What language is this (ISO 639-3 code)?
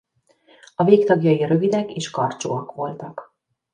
hun